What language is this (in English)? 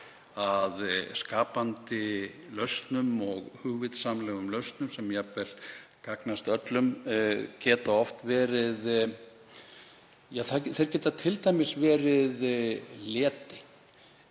Icelandic